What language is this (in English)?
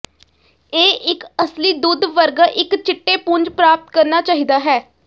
Punjabi